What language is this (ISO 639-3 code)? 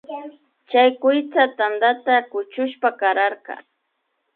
qvi